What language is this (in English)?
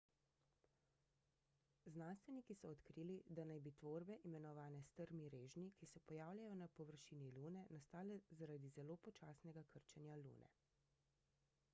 Slovenian